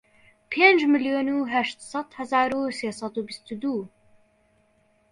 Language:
Central Kurdish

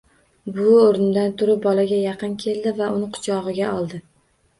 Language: Uzbek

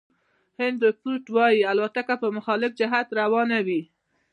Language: Pashto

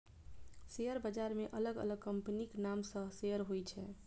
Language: Maithili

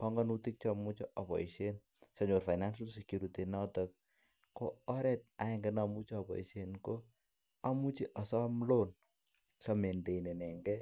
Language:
Kalenjin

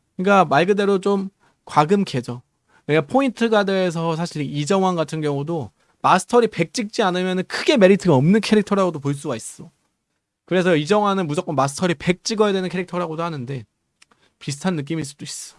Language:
Korean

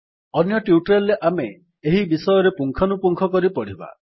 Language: Odia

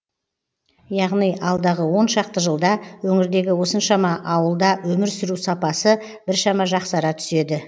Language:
Kazakh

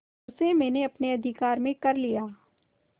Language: Hindi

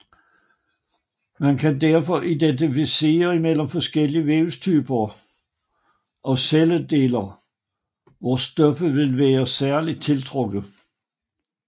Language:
Danish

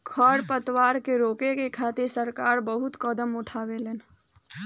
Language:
Bhojpuri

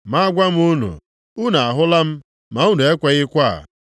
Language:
Igbo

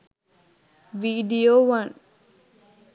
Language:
Sinhala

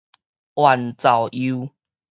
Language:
Min Nan Chinese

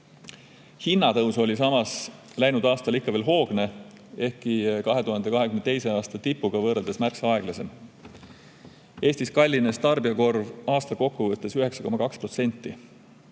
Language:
Estonian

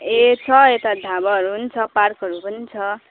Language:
Nepali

